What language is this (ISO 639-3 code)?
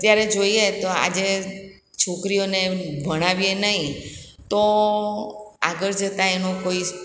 guj